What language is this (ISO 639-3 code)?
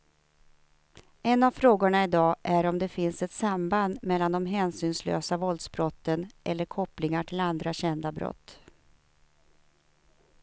swe